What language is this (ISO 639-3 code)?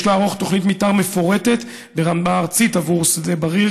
heb